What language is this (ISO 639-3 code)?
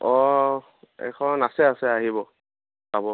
asm